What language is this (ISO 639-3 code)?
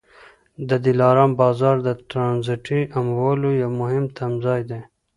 pus